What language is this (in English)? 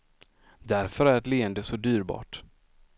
Swedish